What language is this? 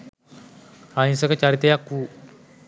Sinhala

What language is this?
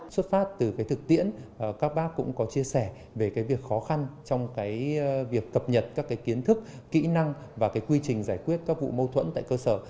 Vietnamese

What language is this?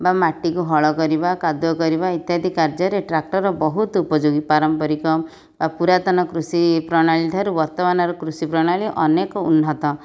Odia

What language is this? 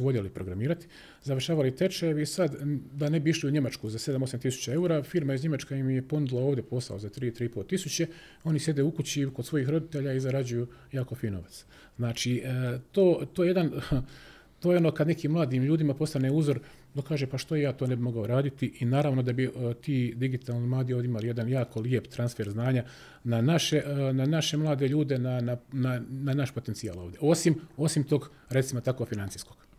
Croatian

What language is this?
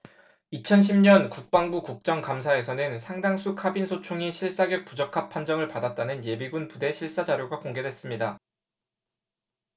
Korean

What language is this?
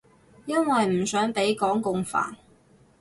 Cantonese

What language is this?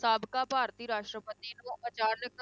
Punjabi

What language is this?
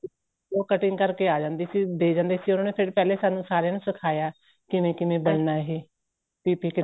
Punjabi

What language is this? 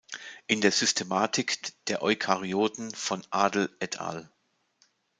German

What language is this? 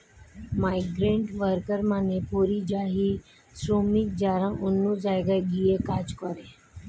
Bangla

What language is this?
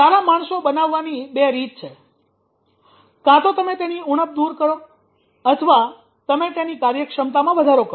Gujarati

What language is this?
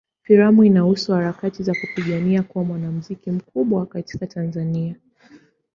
Swahili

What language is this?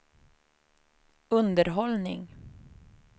Swedish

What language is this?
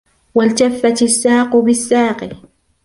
Arabic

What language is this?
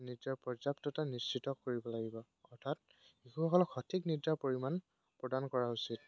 Assamese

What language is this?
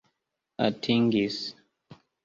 Esperanto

